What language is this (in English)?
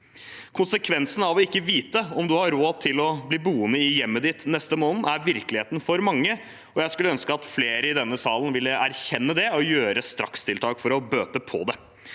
Norwegian